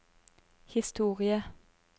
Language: Norwegian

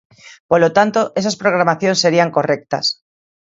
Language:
Galician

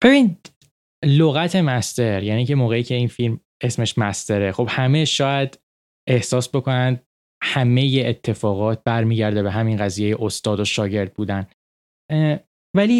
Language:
Persian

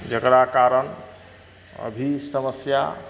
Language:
Maithili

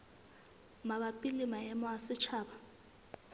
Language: Southern Sotho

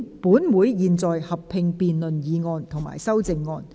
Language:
Cantonese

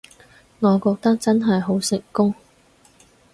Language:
Cantonese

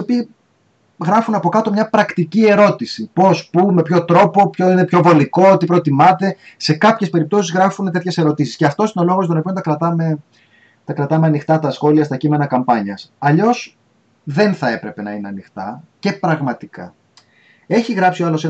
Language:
Greek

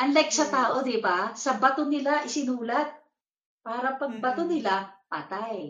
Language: Filipino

